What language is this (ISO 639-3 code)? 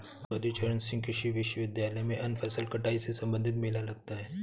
hin